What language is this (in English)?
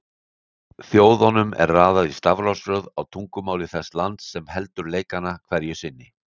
Icelandic